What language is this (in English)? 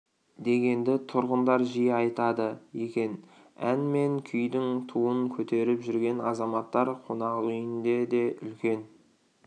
Kazakh